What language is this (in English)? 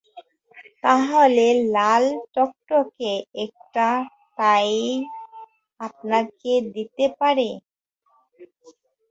Bangla